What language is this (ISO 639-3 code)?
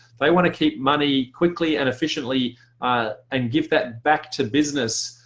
eng